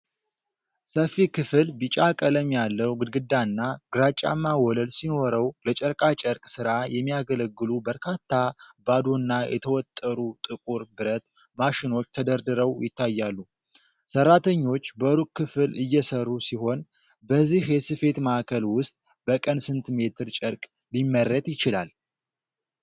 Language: Amharic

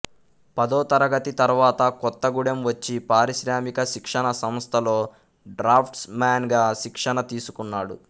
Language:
Telugu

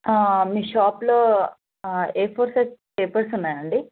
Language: Telugu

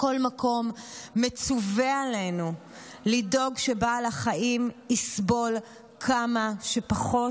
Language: Hebrew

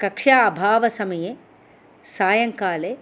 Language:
Sanskrit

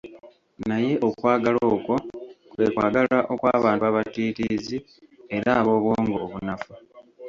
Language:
Ganda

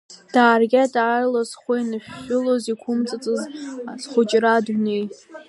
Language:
Abkhazian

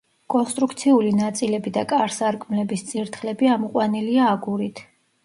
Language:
Georgian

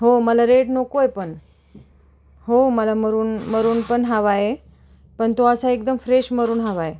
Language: Marathi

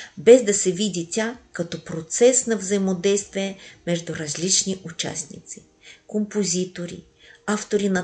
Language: Bulgarian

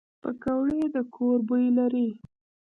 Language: Pashto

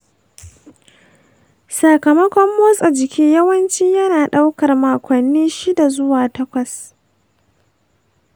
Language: Hausa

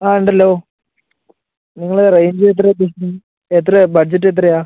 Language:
Malayalam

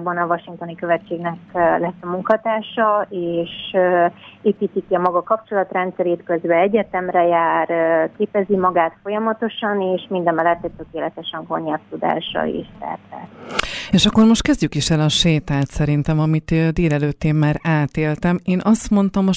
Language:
Hungarian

